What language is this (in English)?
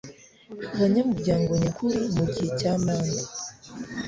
Kinyarwanda